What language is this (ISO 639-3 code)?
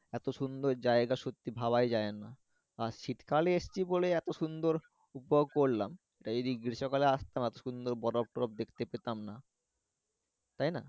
ben